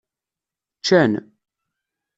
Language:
Kabyle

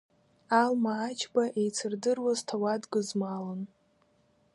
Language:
Abkhazian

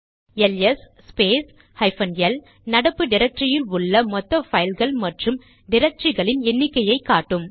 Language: Tamil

